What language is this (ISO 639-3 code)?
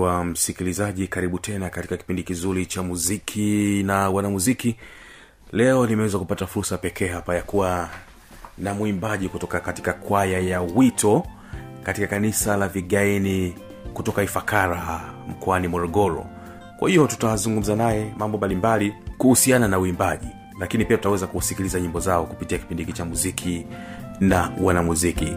swa